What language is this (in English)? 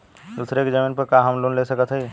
Bhojpuri